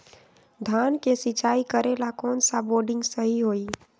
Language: Magahi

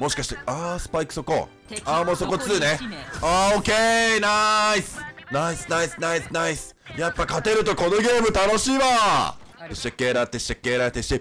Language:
Japanese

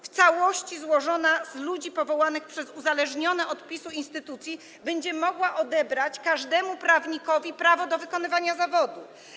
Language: Polish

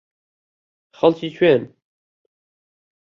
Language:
Central Kurdish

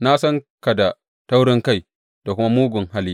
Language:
Hausa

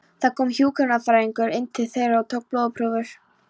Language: Icelandic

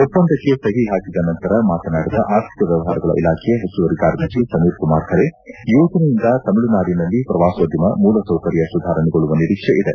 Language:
Kannada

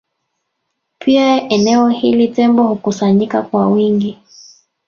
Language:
Swahili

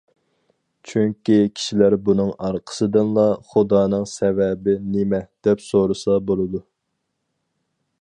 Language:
Uyghur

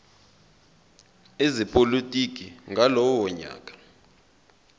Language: Zulu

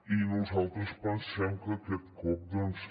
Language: Catalan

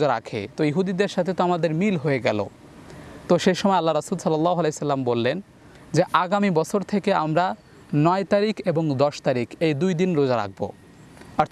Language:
Bangla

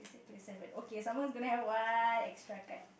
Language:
English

